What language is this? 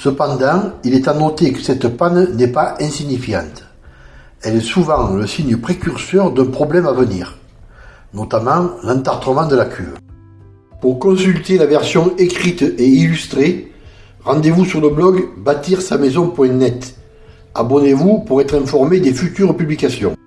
French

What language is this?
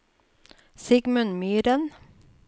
Norwegian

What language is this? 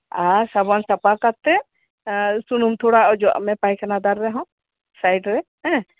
Santali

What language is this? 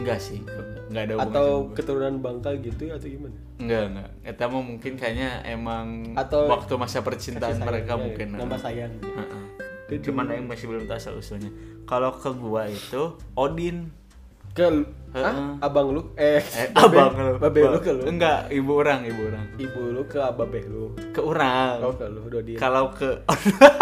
Indonesian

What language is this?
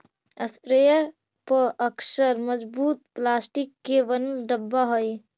Magahi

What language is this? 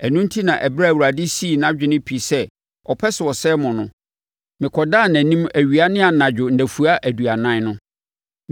Akan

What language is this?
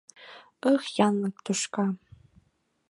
Mari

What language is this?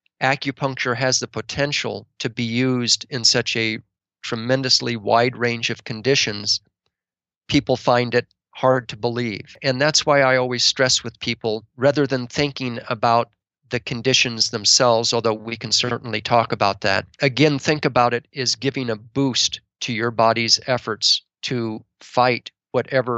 English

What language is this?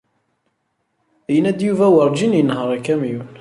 Kabyle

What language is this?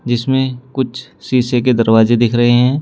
Hindi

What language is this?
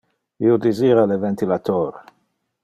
Interlingua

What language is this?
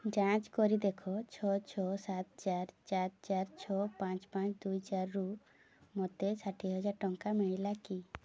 Odia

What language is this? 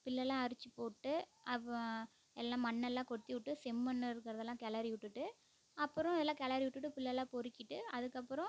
Tamil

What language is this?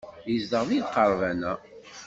Kabyle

